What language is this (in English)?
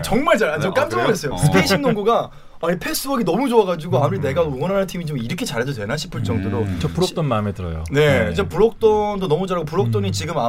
Korean